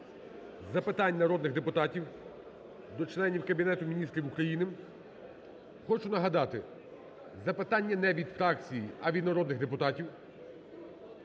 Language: Ukrainian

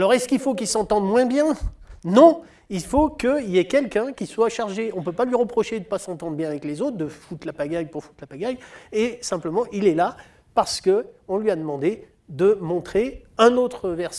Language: French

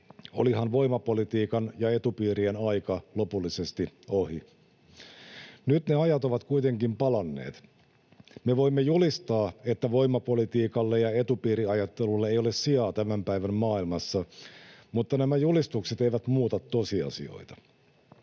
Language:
Finnish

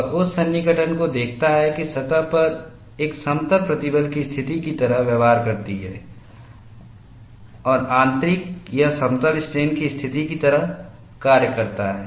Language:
Hindi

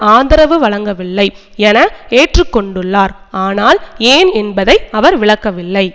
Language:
Tamil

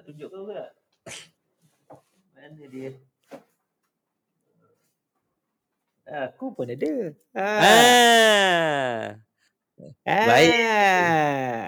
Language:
Malay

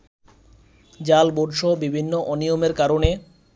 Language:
Bangla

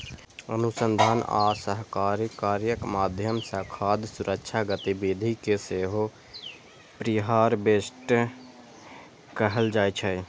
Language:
Maithili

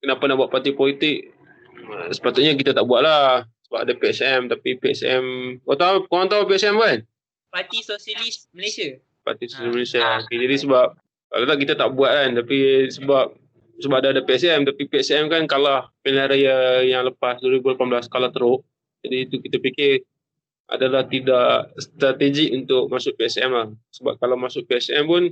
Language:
Malay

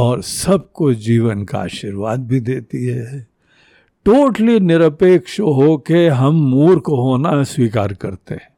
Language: Hindi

